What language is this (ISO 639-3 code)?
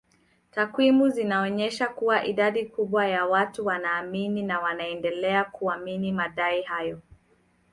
swa